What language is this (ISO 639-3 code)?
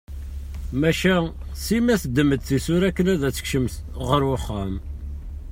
kab